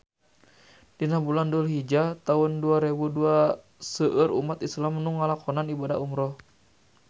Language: Sundanese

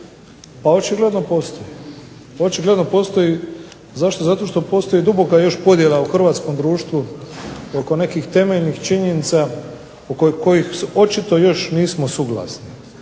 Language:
Croatian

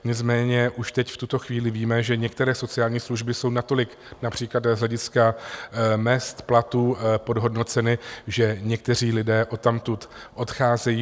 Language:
Czech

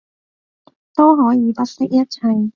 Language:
Cantonese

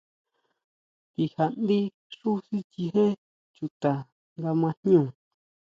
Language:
Huautla Mazatec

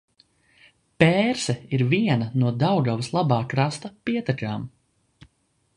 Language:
Latvian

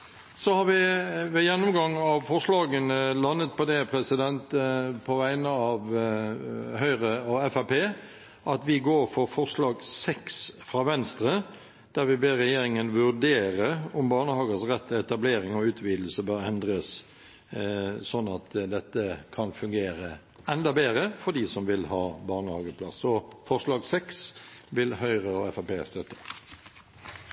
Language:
Norwegian Bokmål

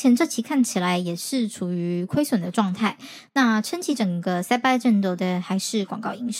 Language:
Chinese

